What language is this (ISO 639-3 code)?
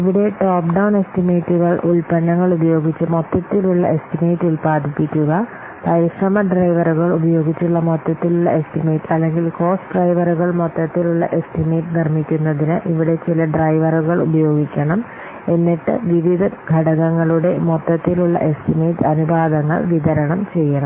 mal